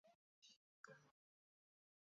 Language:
Chinese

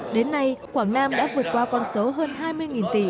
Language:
Vietnamese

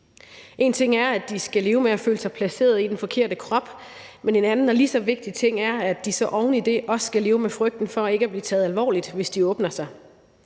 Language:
Danish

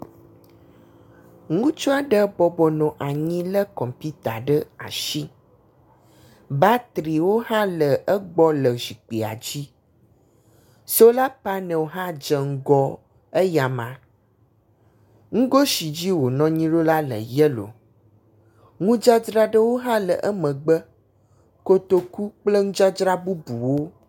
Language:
Ewe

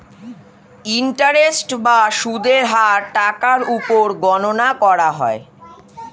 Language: Bangla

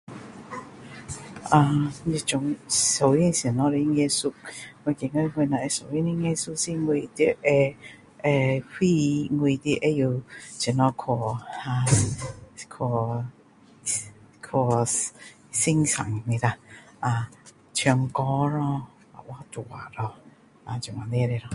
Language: Min Dong Chinese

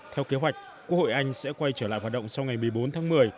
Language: Vietnamese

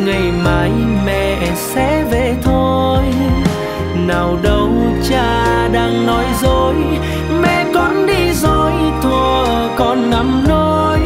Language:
Vietnamese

